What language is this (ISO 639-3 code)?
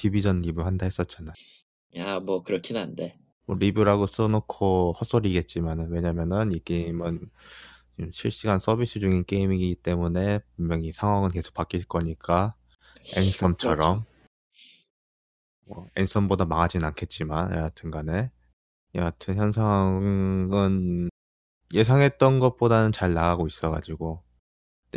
kor